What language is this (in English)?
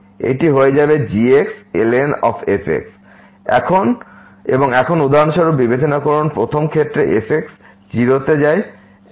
Bangla